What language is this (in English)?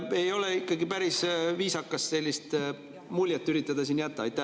Estonian